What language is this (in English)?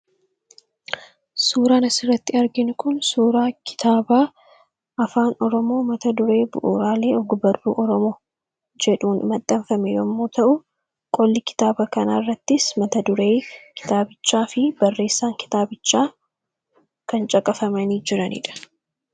Oromo